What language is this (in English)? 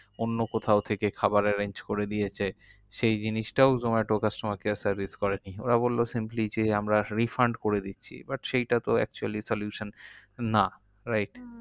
Bangla